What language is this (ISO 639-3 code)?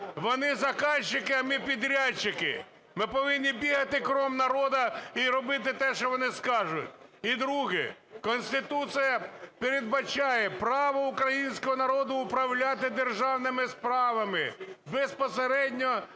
ukr